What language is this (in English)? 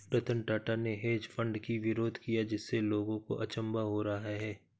Hindi